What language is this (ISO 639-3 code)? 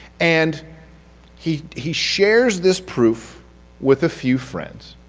eng